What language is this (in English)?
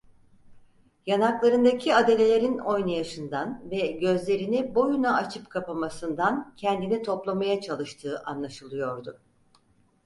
Turkish